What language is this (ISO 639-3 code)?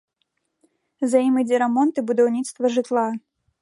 bel